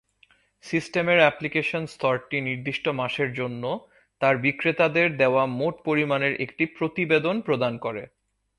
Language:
Bangla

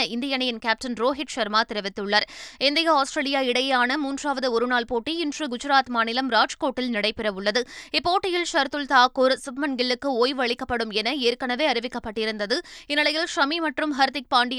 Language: Tamil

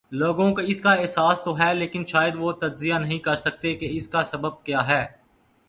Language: Urdu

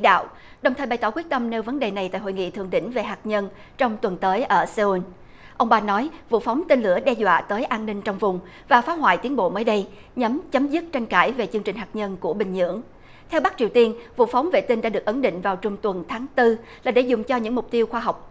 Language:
Vietnamese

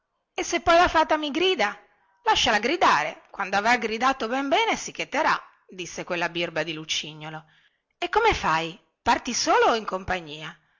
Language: Italian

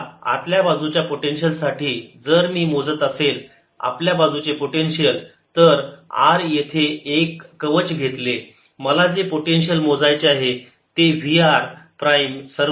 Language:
Marathi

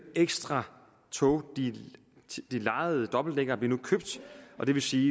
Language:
Danish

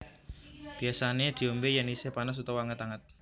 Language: Javanese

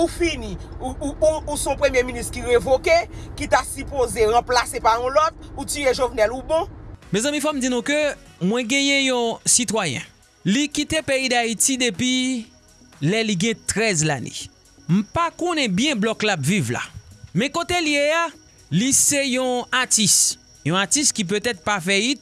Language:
French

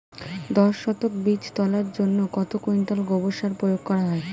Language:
Bangla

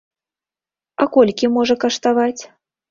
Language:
Belarusian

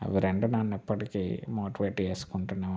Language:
Telugu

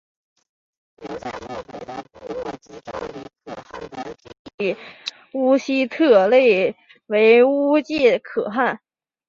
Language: Chinese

